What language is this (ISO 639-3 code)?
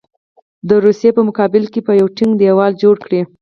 pus